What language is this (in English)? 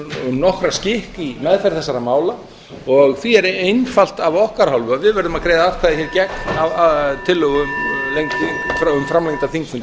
Icelandic